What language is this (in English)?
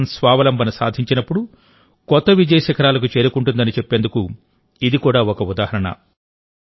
Telugu